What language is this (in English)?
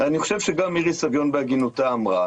Hebrew